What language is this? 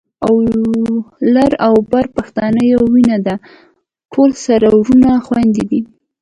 Pashto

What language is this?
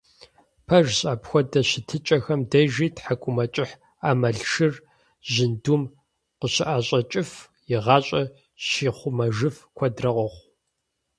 Kabardian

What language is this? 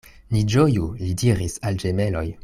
Esperanto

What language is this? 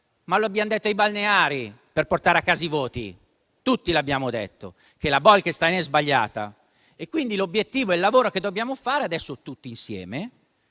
Italian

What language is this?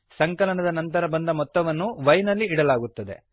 Kannada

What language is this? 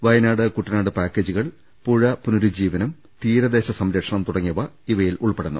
Malayalam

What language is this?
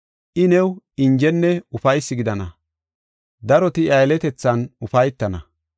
Gofa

